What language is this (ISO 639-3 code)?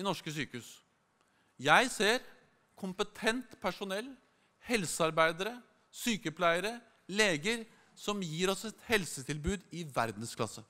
nor